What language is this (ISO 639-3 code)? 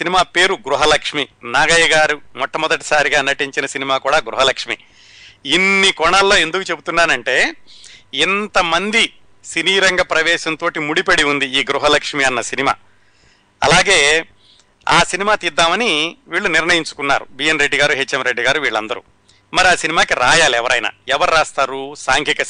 tel